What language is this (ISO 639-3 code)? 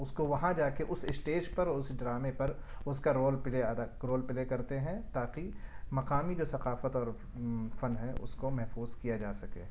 urd